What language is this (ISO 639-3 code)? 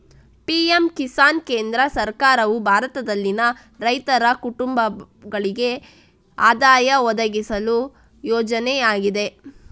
kan